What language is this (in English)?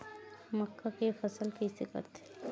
Chhattisgarhi